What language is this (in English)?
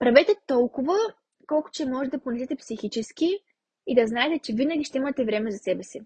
Bulgarian